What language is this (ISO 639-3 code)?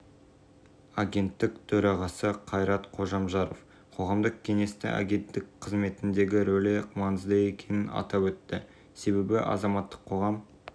kaz